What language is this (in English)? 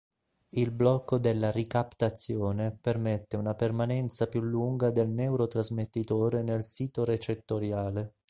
Italian